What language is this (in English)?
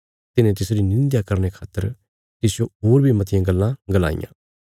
Bilaspuri